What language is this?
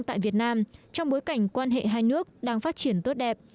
Vietnamese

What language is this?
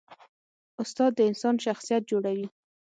Pashto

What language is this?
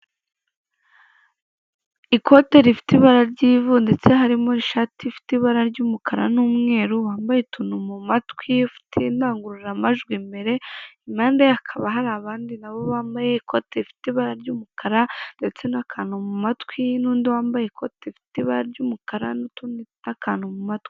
Kinyarwanda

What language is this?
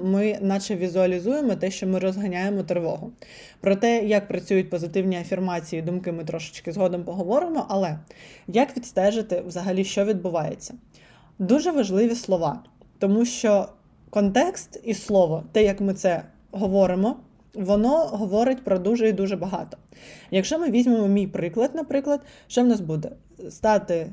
Ukrainian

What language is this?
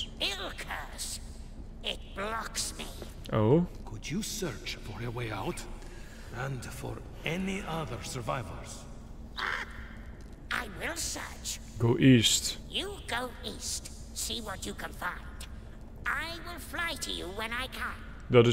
Dutch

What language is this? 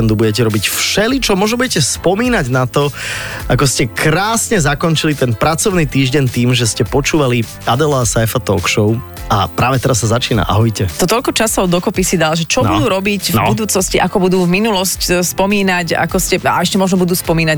Slovak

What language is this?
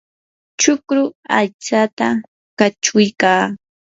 Yanahuanca Pasco Quechua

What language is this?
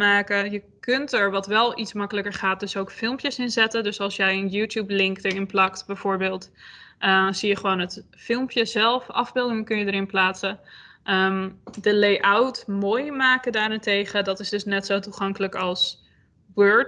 Dutch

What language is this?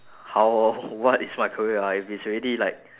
English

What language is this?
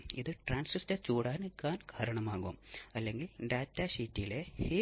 Malayalam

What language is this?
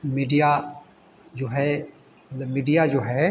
Hindi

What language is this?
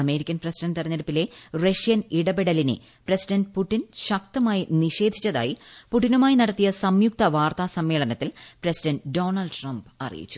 Malayalam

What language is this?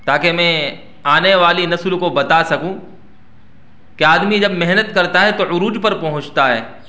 Urdu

